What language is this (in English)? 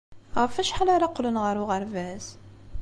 Kabyle